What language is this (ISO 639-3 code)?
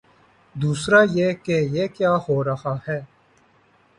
urd